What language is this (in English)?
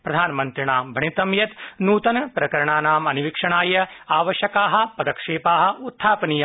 Sanskrit